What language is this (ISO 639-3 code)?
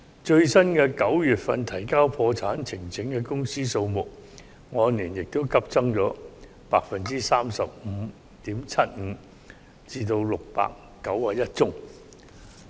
yue